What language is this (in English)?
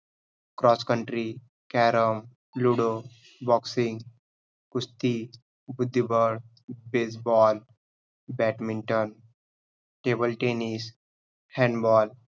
Marathi